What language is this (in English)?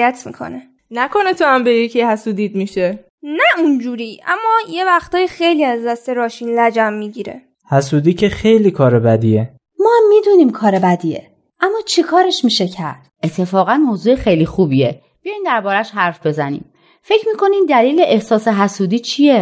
Persian